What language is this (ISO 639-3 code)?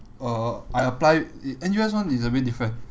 eng